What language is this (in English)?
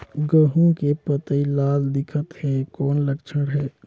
Chhattisgarhi